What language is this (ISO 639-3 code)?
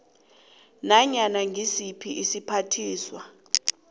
nbl